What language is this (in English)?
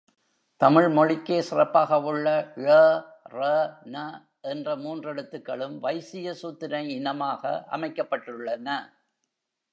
Tamil